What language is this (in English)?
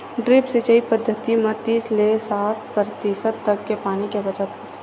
Chhattisgarhi